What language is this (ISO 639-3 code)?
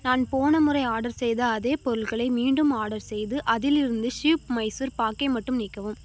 tam